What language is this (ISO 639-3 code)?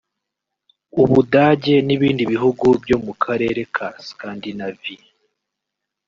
kin